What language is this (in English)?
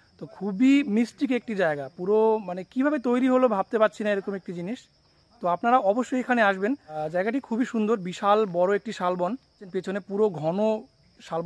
Hindi